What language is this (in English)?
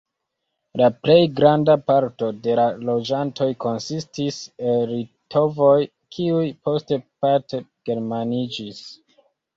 Esperanto